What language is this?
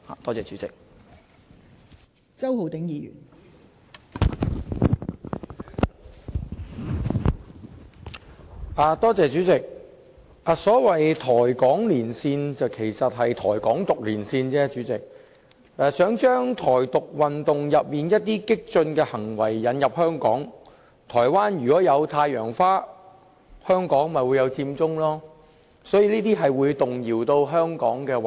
Cantonese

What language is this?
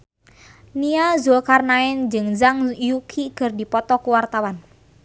Sundanese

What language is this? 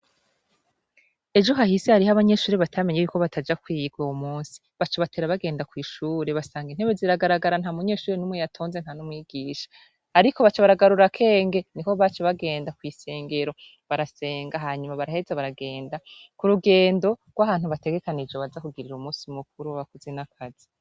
Rundi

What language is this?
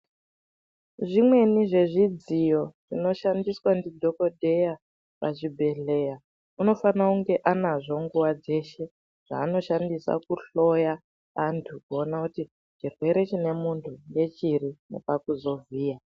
Ndau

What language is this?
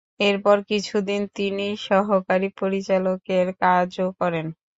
Bangla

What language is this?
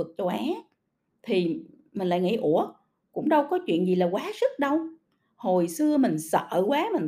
Vietnamese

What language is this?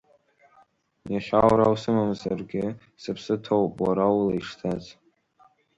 Abkhazian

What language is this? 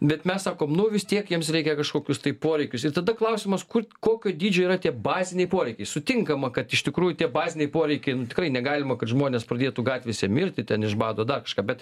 Lithuanian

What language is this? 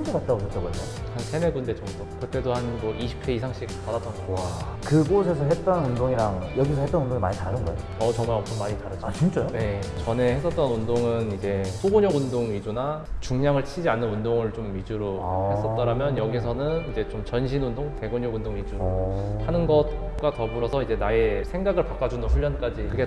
Korean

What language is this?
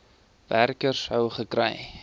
Afrikaans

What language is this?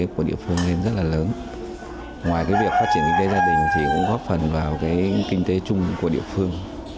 Vietnamese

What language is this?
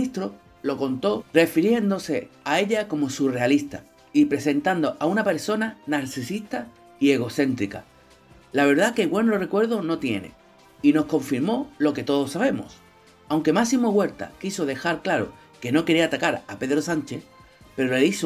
Spanish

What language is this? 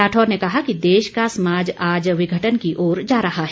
Hindi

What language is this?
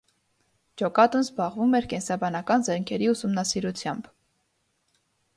Armenian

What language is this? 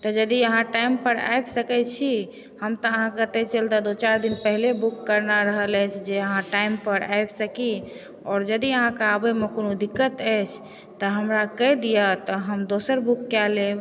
Maithili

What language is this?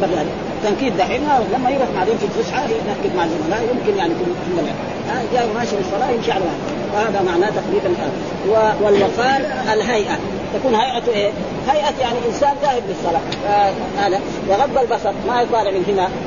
Arabic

